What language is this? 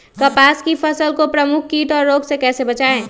Magahi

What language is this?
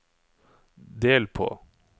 Norwegian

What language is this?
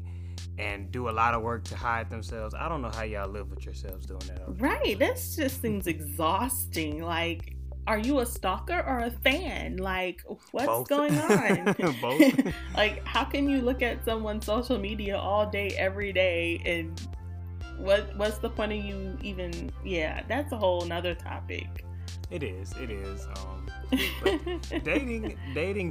English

